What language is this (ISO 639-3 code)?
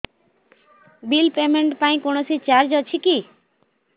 ori